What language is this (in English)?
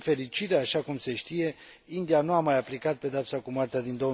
Romanian